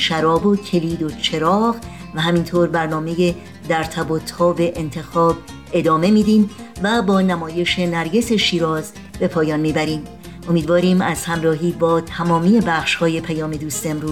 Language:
Persian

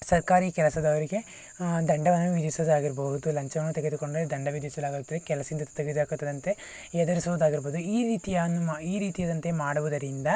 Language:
Kannada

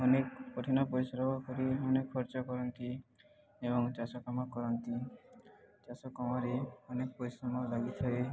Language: Odia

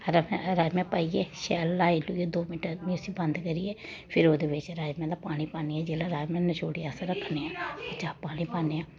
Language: Dogri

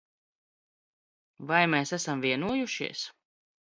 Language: Latvian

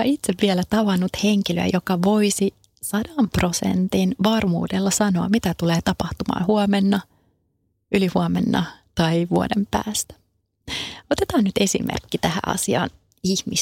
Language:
Finnish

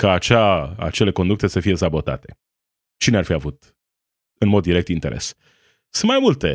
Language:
Romanian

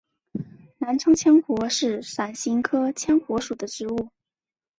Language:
Chinese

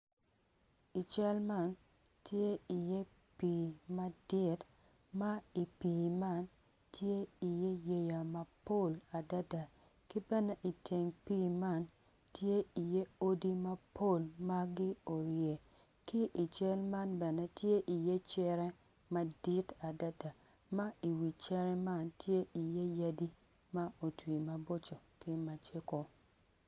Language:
Acoli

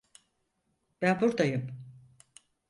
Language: Turkish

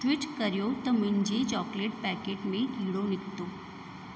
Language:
Sindhi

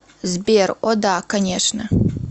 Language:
Russian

